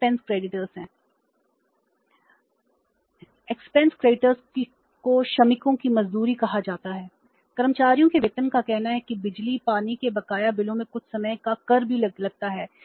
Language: Hindi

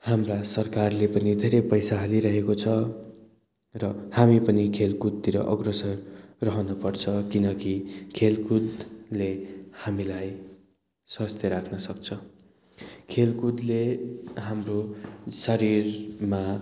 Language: Nepali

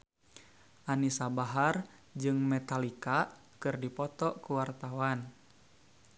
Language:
Sundanese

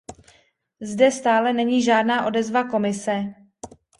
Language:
Czech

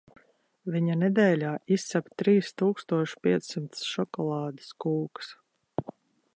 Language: Latvian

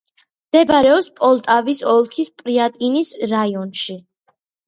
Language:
Georgian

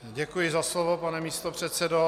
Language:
Czech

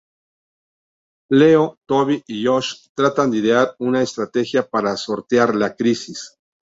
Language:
Spanish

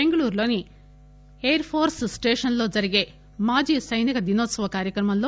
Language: Telugu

